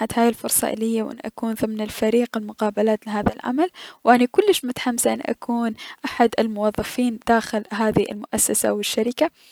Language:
Mesopotamian Arabic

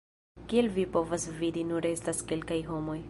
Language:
Esperanto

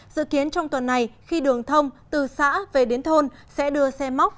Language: Vietnamese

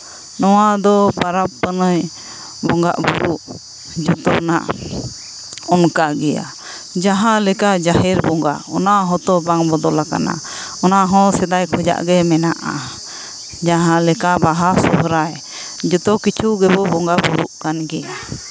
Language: Santali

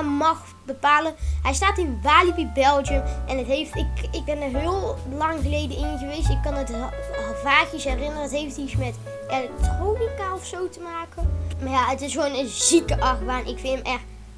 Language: Dutch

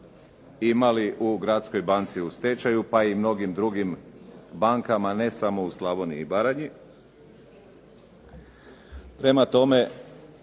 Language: Croatian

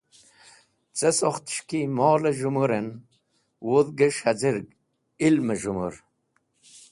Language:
Wakhi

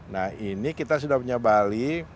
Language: Indonesian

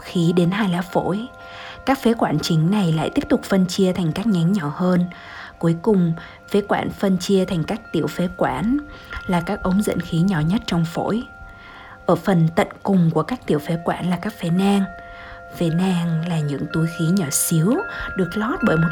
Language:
Vietnamese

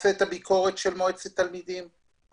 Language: Hebrew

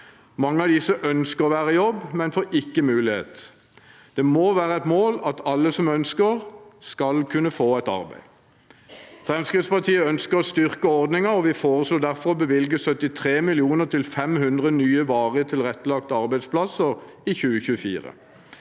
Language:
Norwegian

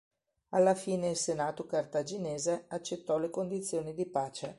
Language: Italian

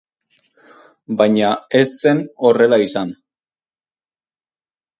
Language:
Basque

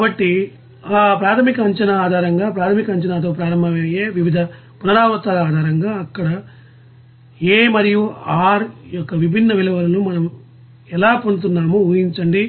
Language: Telugu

